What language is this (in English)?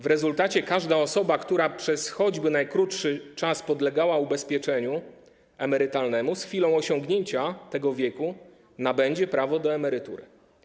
Polish